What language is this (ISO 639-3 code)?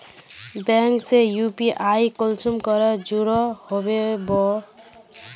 mag